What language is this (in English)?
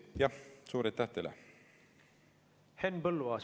Estonian